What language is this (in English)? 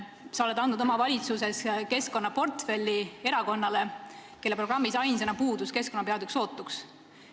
Estonian